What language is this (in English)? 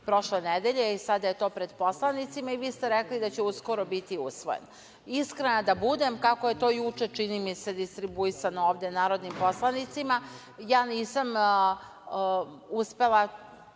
Serbian